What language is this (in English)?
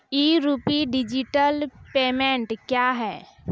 Maithili